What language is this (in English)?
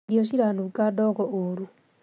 Kikuyu